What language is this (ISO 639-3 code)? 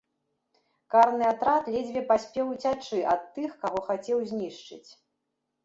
bel